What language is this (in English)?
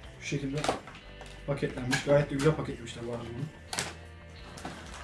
Turkish